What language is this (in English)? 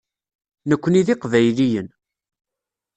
Kabyle